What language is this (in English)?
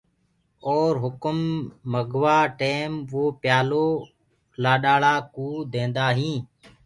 Gurgula